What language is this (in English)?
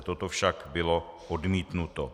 Czech